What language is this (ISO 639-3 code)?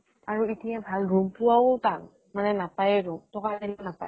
asm